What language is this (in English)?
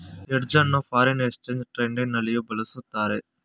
Kannada